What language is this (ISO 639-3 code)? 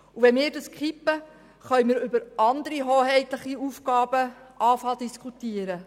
gsw